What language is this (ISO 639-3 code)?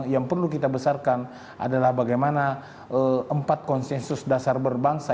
ind